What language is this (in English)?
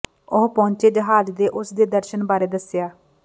Punjabi